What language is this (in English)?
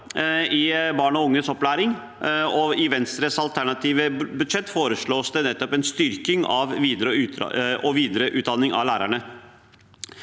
Norwegian